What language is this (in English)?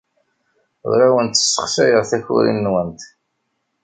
Kabyle